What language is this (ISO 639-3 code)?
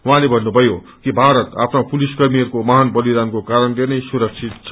nep